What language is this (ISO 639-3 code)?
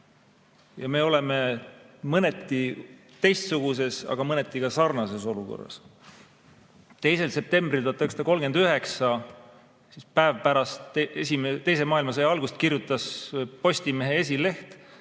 est